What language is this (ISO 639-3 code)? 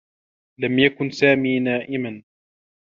ara